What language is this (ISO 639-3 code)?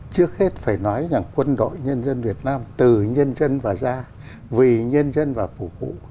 vie